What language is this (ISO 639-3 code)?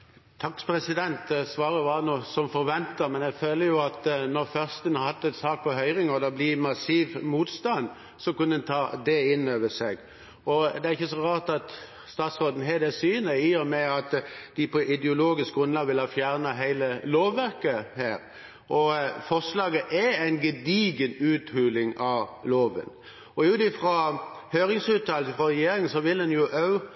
nor